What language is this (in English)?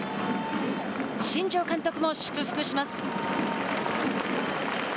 Japanese